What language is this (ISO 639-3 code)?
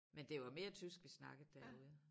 dan